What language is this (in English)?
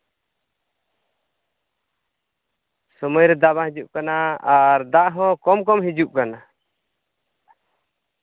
Santali